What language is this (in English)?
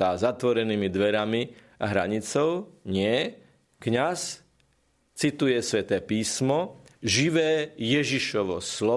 Slovak